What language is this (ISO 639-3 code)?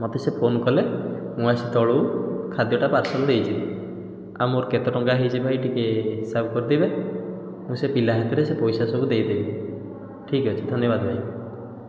ori